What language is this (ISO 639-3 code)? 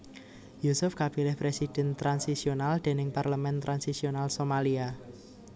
jav